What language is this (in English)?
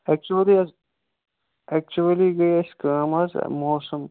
Kashmiri